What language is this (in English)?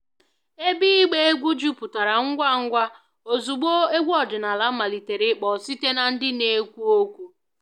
Igbo